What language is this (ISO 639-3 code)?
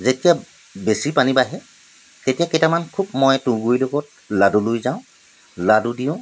asm